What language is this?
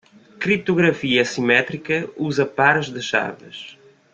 Portuguese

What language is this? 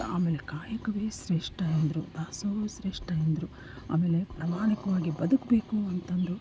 Kannada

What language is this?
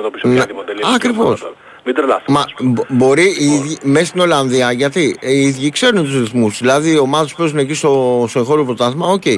Greek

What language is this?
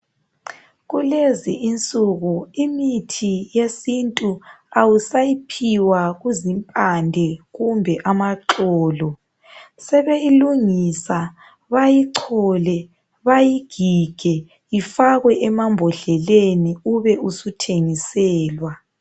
North Ndebele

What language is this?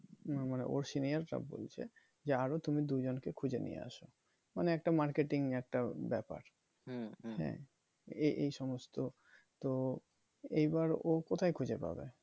Bangla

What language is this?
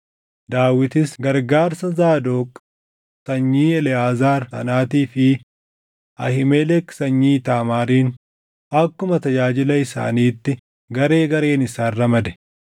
Oromo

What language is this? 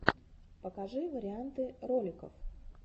Russian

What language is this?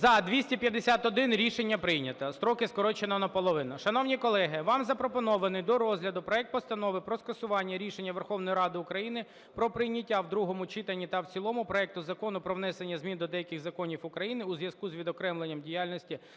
Ukrainian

